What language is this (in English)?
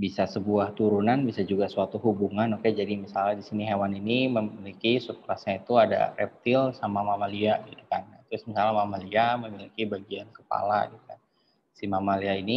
Indonesian